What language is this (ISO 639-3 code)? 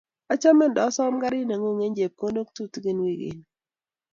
kln